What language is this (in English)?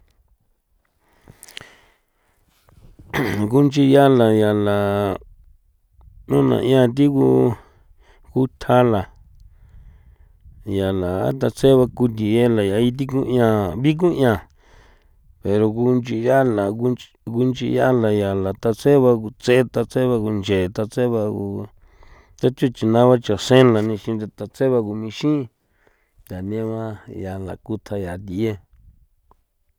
San Felipe Otlaltepec Popoloca